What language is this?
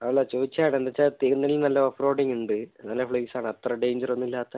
Malayalam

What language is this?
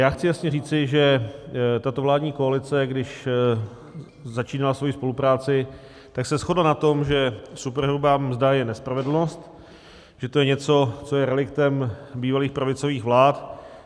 Czech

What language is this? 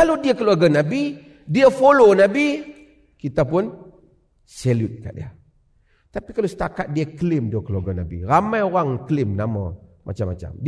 Malay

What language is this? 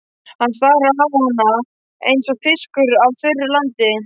Icelandic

